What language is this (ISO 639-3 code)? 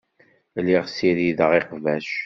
kab